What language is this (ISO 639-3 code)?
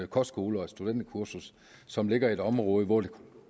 dan